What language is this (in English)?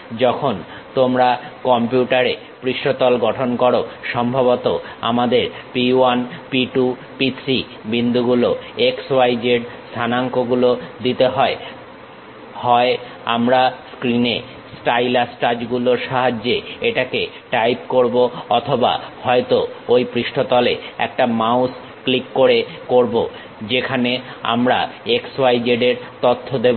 Bangla